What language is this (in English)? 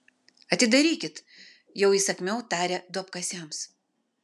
Lithuanian